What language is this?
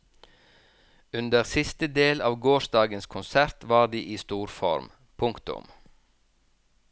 Norwegian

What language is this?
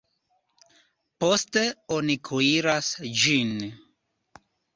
Esperanto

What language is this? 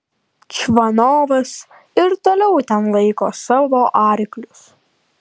Lithuanian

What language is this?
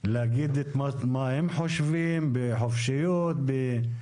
Hebrew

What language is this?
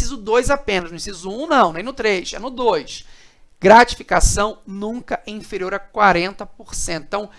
Portuguese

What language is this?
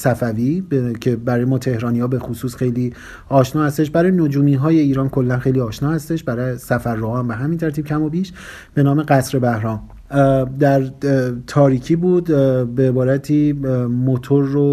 Persian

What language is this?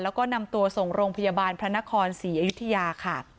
Thai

